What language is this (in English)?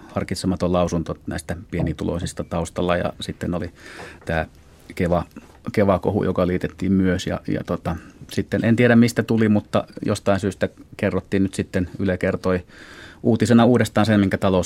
Finnish